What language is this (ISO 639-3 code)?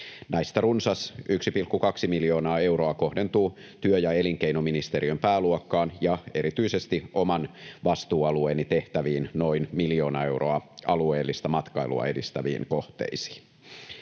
fin